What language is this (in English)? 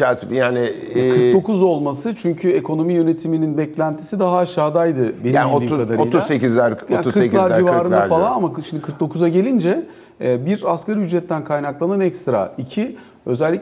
Turkish